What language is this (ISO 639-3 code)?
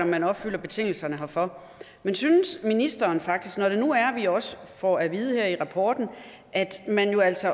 dan